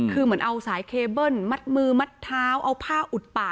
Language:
Thai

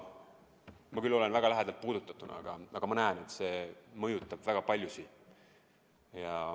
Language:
Estonian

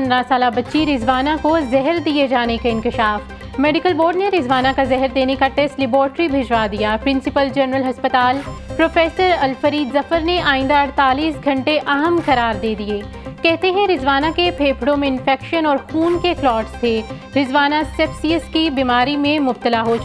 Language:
Hindi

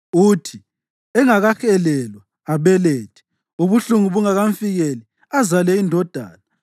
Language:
North Ndebele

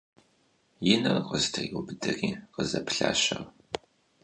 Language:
Kabardian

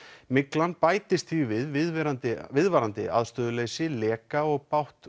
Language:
Icelandic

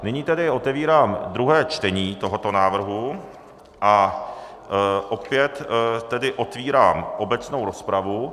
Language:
Czech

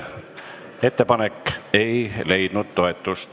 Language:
Estonian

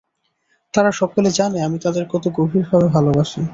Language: Bangla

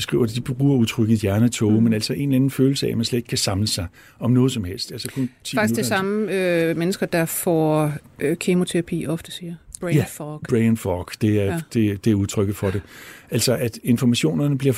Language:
Danish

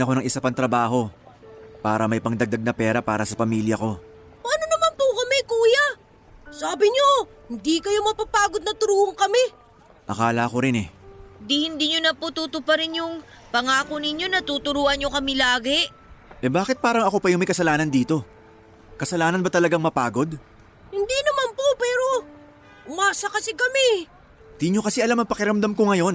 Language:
Filipino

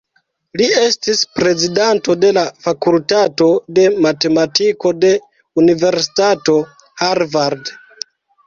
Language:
Esperanto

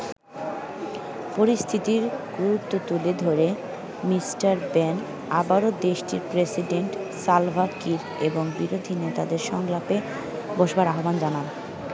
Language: Bangla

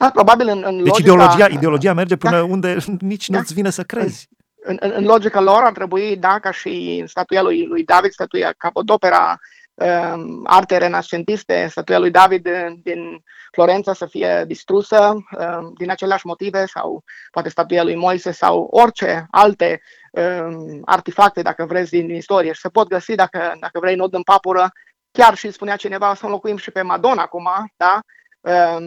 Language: Romanian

